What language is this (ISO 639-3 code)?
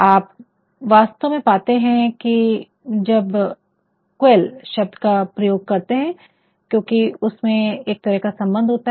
hin